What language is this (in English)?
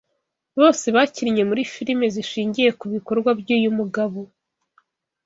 Kinyarwanda